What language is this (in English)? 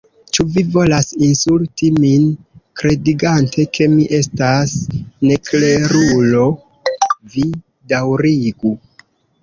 Esperanto